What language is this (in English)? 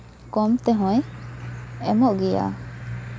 Santali